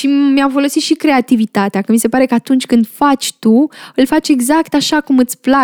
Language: Romanian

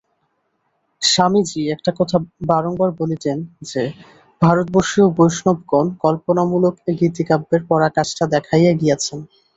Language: Bangla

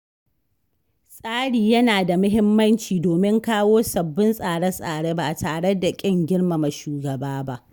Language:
Hausa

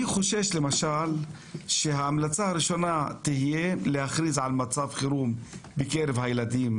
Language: Hebrew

